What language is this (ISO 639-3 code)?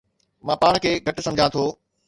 snd